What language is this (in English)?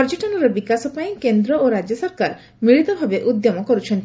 Odia